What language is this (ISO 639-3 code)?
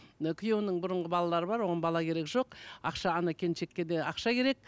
kaz